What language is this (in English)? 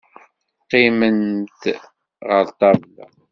Kabyle